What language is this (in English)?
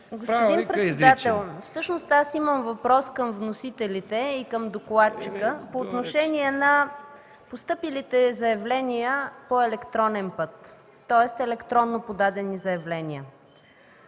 Bulgarian